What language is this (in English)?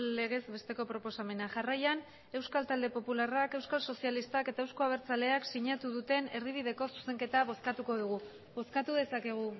Basque